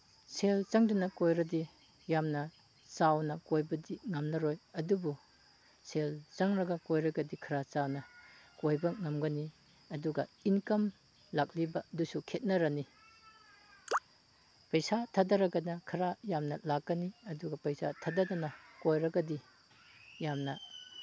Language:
Manipuri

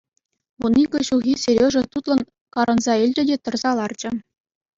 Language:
Chuvash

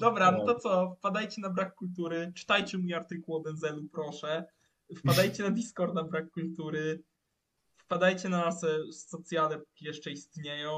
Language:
Polish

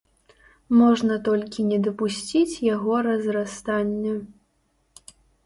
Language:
Belarusian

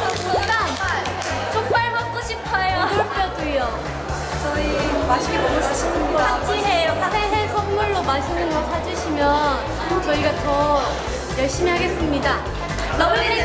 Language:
Korean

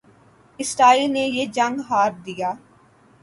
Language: Urdu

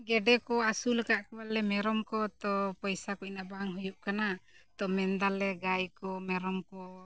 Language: Santali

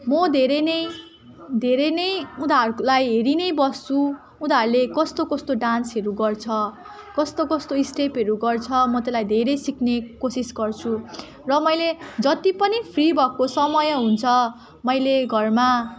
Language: Nepali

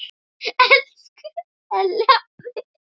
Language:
Icelandic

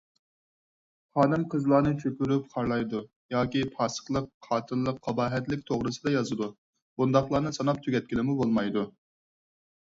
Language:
Uyghur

